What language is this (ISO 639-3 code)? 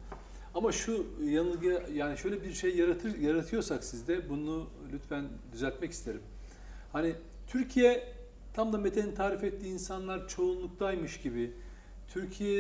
tur